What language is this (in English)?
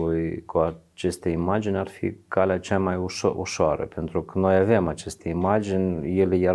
Romanian